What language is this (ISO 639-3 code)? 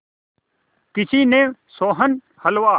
hin